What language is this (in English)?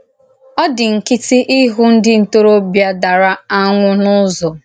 Igbo